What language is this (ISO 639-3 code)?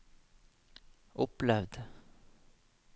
nor